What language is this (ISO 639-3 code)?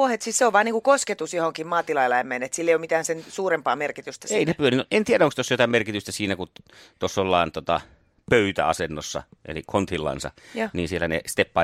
fin